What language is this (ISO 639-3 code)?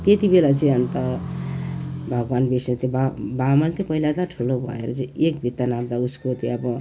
nep